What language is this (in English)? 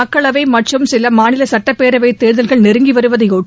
Tamil